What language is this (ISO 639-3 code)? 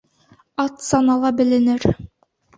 bak